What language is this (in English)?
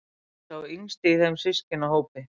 Icelandic